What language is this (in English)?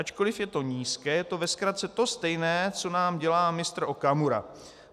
Czech